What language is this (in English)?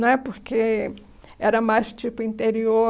Portuguese